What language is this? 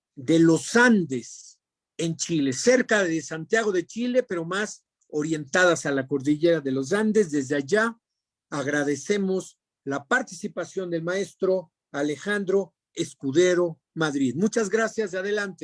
Spanish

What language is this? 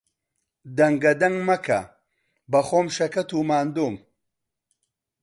Central Kurdish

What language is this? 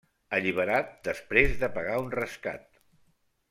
Catalan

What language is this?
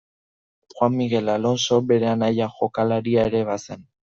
Basque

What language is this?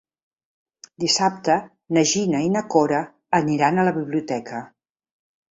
Catalan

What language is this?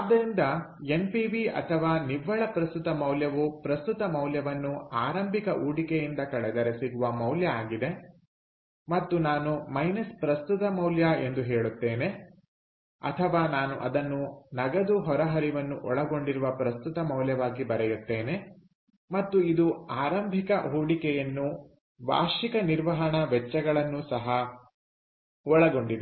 Kannada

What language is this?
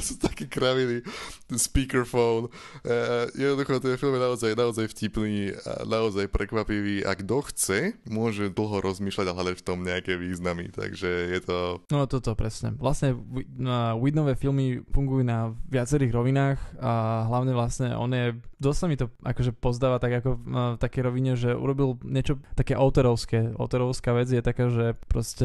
Slovak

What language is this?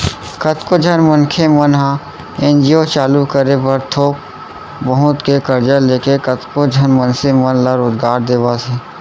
Chhattisgarhi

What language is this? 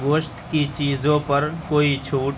Urdu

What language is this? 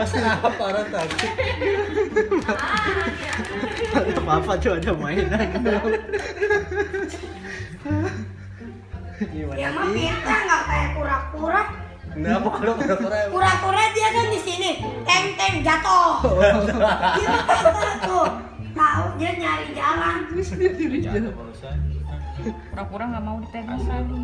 Indonesian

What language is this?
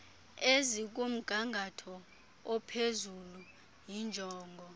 Xhosa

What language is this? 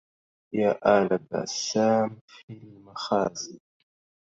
Arabic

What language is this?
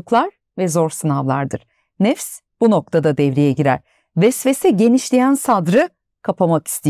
Turkish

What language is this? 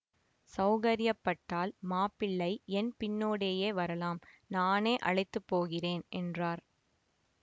Tamil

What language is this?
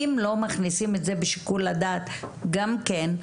Hebrew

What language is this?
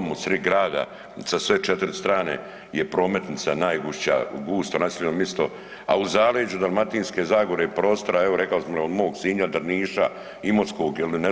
Croatian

